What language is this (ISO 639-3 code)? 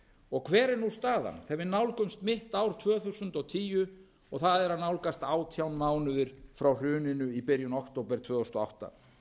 isl